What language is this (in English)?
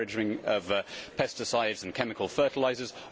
English